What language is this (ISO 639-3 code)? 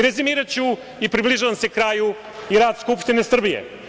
srp